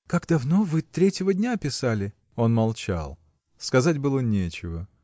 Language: Russian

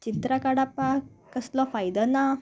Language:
Konkani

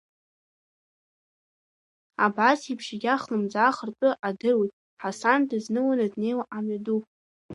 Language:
Abkhazian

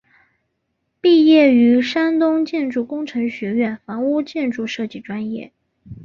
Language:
Chinese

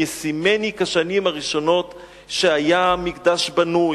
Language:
Hebrew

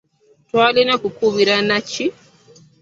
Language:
Ganda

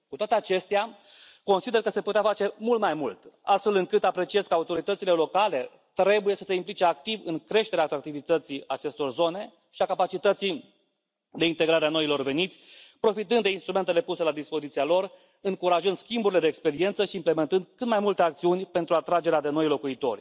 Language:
Romanian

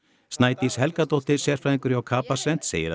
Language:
Icelandic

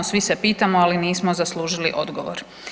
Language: Croatian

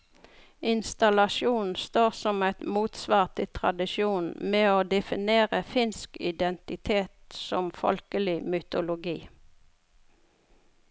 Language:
Norwegian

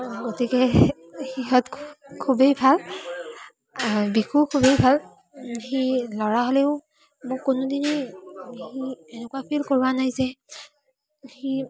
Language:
Assamese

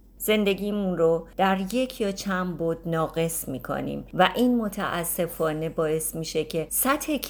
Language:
Persian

